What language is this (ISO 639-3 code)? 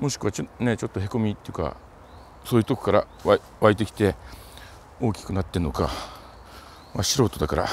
jpn